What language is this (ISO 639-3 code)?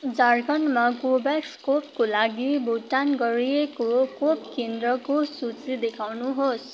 nep